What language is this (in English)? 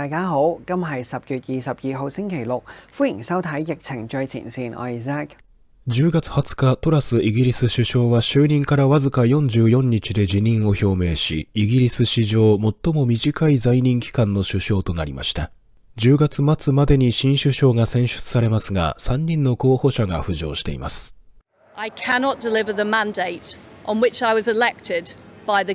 Japanese